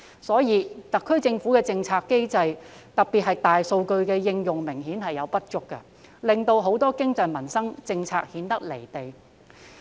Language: Cantonese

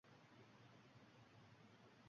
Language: Uzbek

